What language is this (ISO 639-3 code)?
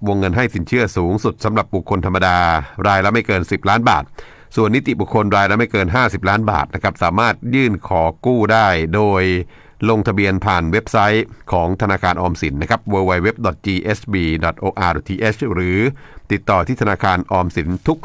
tha